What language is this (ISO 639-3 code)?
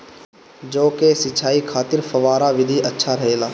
bho